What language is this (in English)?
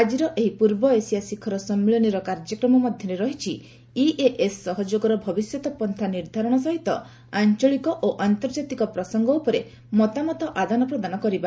Odia